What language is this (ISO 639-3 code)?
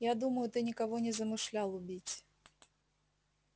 rus